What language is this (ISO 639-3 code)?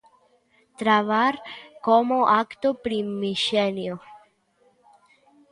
glg